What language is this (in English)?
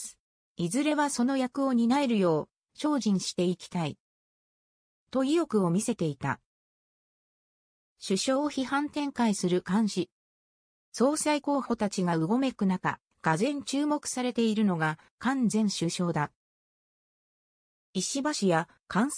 Japanese